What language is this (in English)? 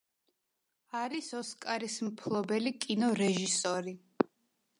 Georgian